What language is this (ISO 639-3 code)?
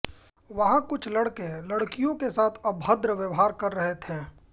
hin